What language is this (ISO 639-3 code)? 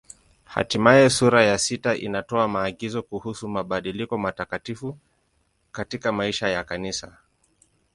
swa